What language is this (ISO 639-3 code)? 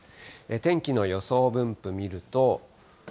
jpn